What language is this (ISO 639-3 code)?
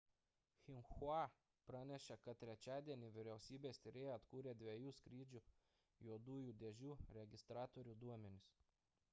lit